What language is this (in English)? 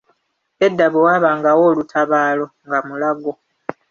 Ganda